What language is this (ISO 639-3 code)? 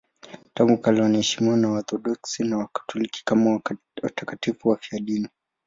swa